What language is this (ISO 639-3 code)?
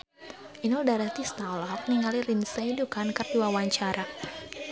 sun